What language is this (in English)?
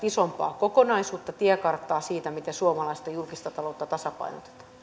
Finnish